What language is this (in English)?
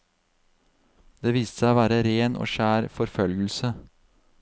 Norwegian